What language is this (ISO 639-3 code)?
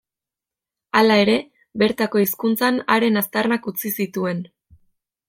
eus